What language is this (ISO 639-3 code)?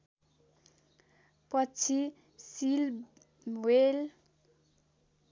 nep